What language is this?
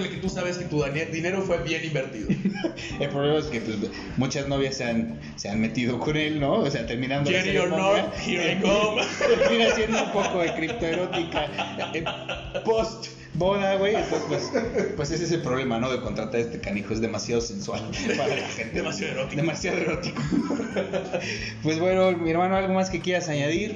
Spanish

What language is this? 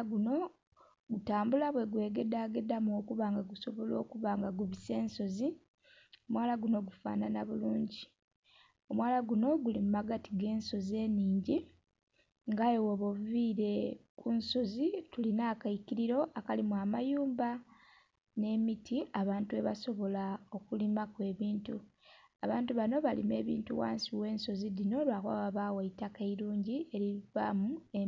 Soga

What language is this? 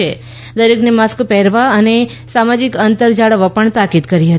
Gujarati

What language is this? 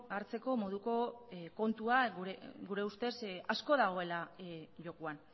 Basque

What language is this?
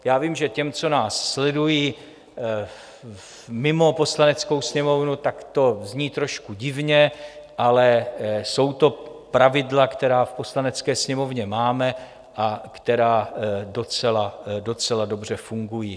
Czech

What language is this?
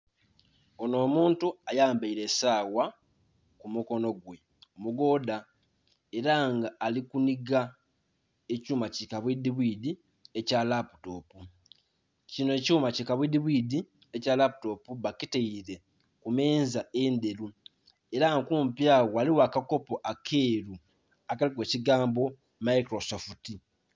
Soga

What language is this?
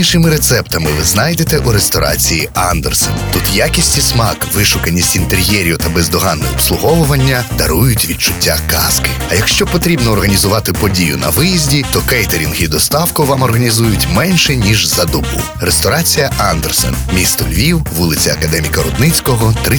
Ukrainian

